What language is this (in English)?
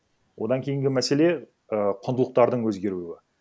Kazakh